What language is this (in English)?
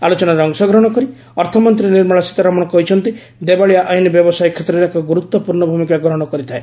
Odia